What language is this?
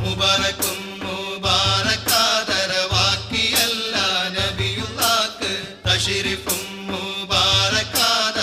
Hindi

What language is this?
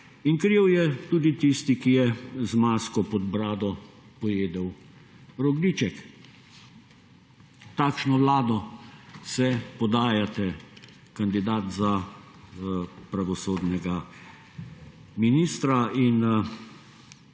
Slovenian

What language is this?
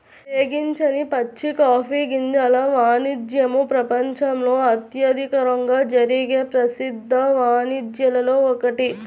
Telugu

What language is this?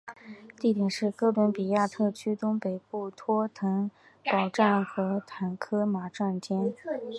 Chinese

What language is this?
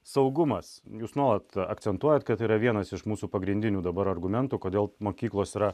Lithuanian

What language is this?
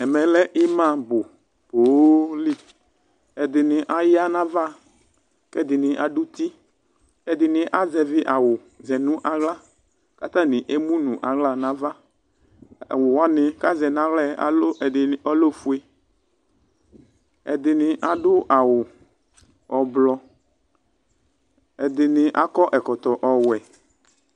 Ikposo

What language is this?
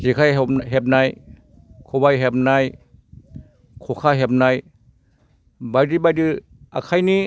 Bodo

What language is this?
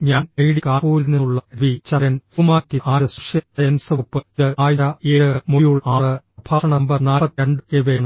Malayalam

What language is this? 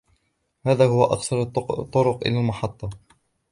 Arabic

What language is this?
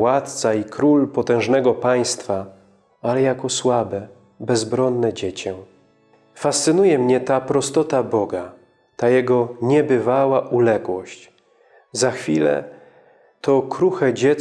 Polish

